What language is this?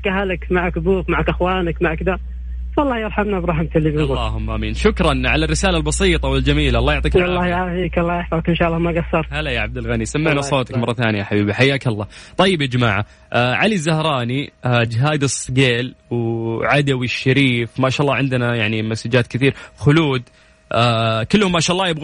Arabic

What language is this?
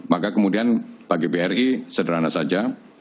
Indonesian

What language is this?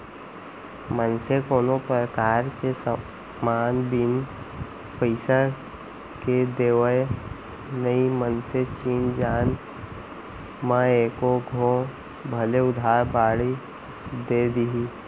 Chhattisgarhi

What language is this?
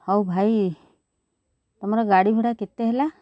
Odia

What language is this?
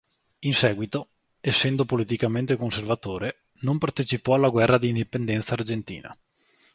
Italian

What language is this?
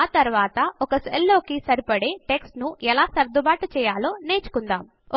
Telugu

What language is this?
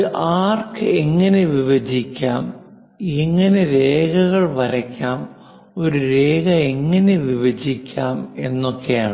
Malayalam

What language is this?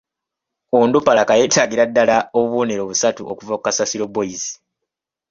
Ganda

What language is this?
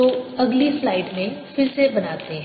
Hindi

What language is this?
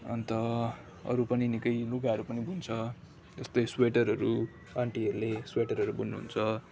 Nepali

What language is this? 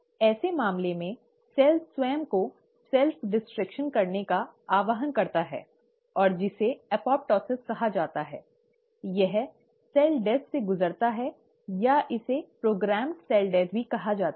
Hindi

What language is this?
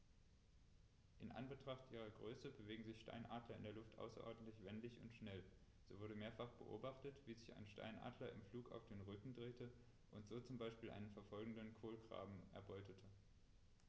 German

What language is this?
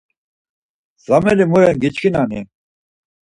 Laz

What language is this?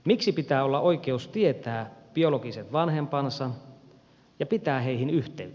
Finnish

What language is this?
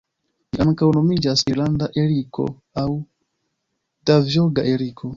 Esperanto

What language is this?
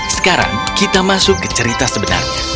Indonesian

